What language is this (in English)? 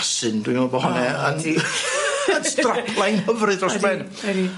Welsh